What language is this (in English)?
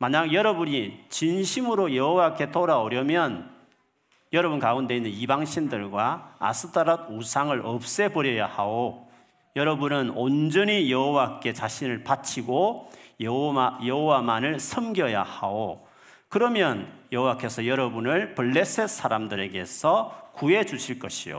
Korean